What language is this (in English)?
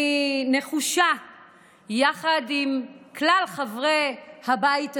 Hebrew